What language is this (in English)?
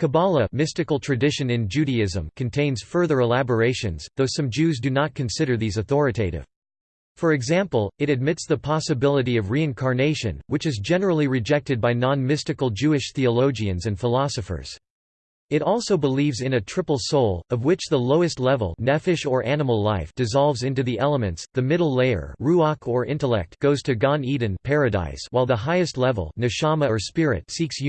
English